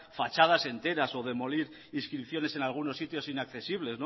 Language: Spanish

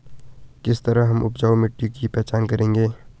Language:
Hindi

